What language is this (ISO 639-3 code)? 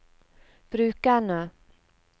nor